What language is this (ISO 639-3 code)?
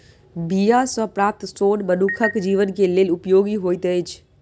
mai